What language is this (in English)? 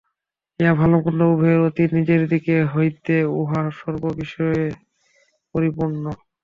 Bangla